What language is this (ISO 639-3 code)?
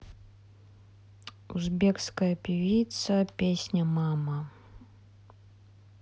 rus